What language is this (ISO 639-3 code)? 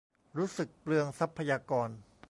tha